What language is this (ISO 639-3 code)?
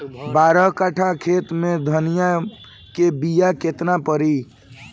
bho